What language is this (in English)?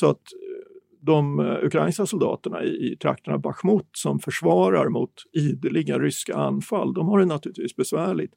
Swedish